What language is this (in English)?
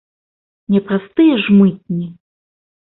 Belarusian